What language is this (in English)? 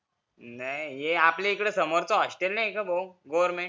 Marathi